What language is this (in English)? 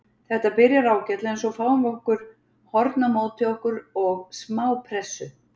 Icelandic